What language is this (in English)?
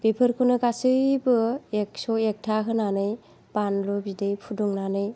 Bodo